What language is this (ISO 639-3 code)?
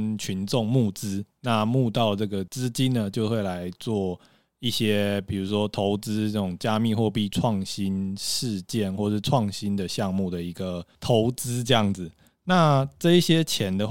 zho